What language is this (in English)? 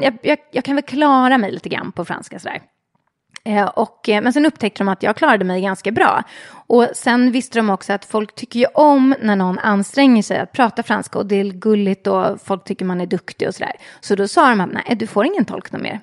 Swedish